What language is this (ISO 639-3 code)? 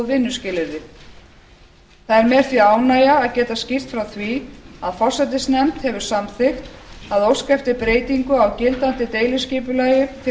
isl